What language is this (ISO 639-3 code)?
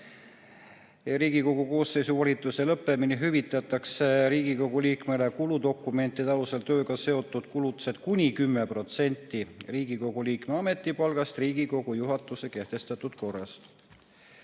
est